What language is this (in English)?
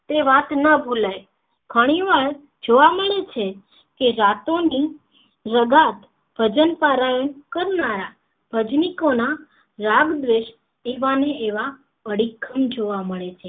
Gujarati